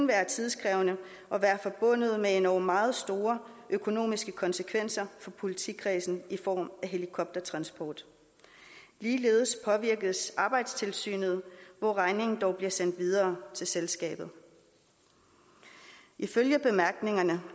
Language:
Danish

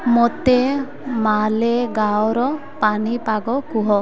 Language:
Odia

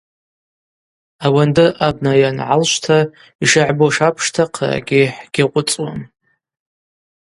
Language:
Abaza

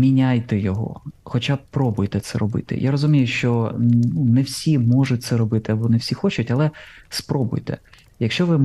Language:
Ukrainian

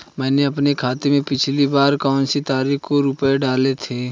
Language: Hindi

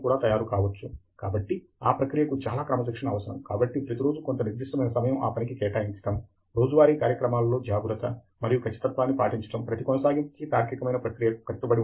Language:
Telugu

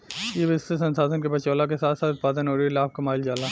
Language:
Bhojpuri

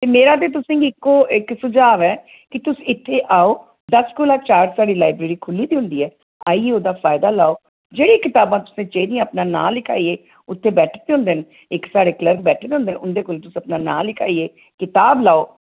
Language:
Dogri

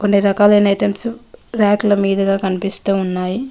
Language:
Telugu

